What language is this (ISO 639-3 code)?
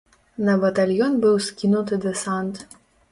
bel